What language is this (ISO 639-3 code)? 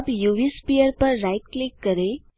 hin